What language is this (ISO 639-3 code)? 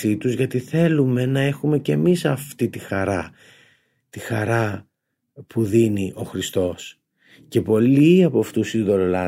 ell